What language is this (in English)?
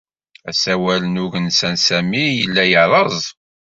Kabyle